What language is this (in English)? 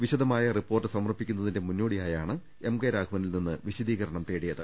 Malayalam